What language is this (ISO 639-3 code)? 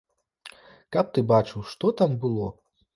bel